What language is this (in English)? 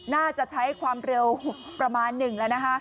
Thai